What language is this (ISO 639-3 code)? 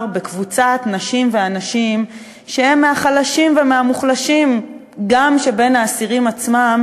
heb